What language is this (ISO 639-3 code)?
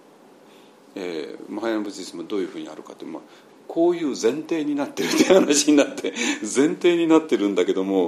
jpn